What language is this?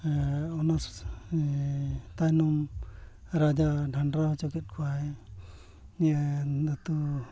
Santali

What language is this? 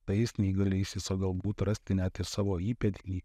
Lithuanian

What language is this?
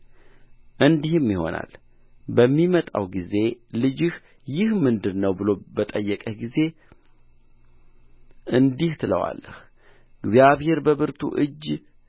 Amharic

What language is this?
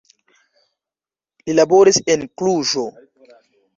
Esperanto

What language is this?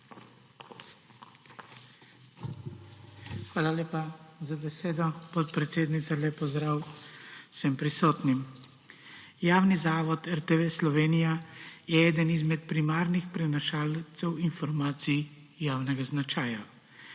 Slovenian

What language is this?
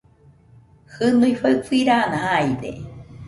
Nüpode Huitoto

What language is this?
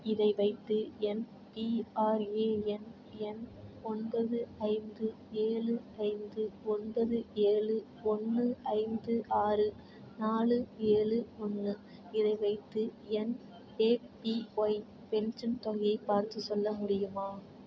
Tamil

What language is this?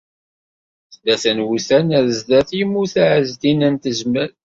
Kabyle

